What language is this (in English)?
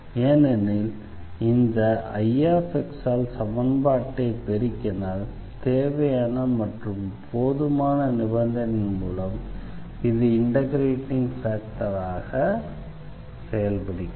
Tamil